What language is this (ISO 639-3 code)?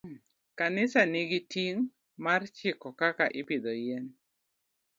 luo